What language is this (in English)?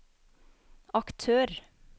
Norwegian